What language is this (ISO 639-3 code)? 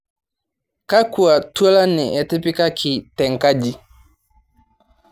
mas